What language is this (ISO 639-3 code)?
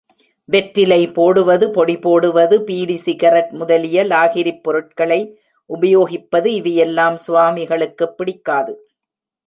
tam